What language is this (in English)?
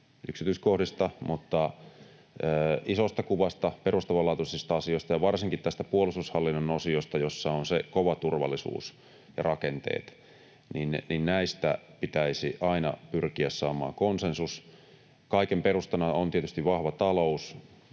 Finnish